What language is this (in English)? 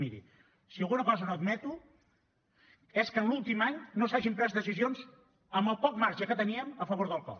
Catalan